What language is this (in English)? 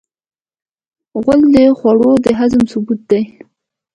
Pashto